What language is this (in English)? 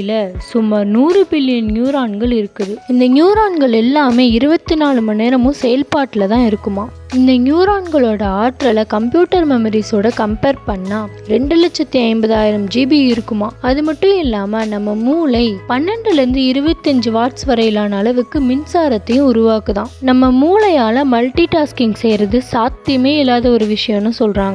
Arabic